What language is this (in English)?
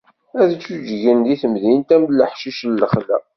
Kabyle